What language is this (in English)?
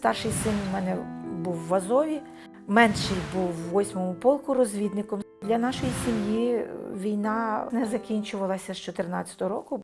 Ukrainian